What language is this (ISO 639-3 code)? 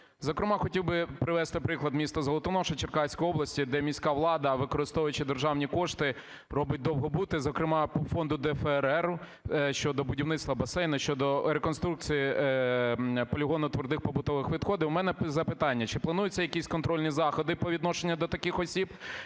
ukr